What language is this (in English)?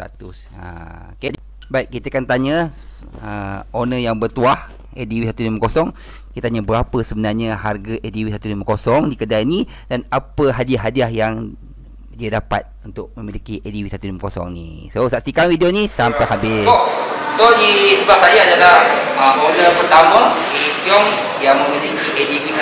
Malay